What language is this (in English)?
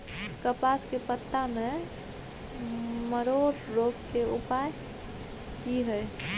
Maithili